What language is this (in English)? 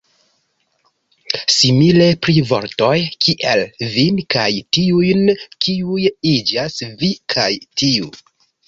Esperanto